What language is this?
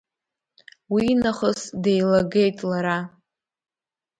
Abkhazian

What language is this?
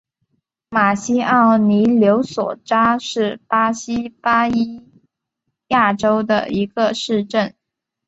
Chinese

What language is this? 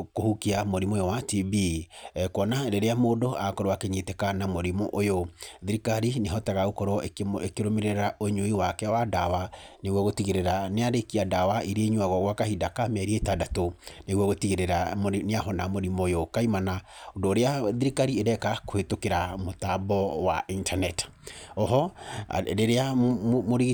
Kikuyu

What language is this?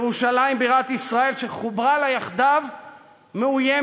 Hebrew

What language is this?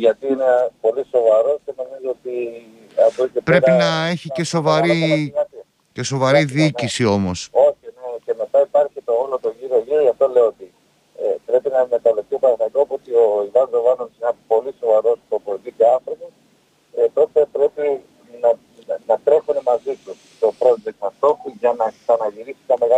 Greek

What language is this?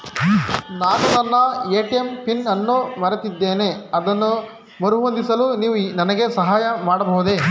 Kannada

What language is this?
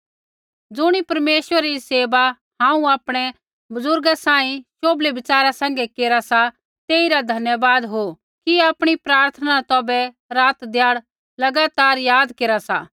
Kullu Pahari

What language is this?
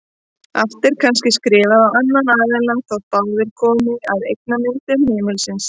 Icelandic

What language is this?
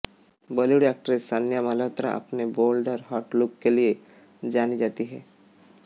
Hindi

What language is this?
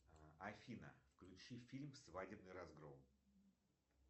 Russian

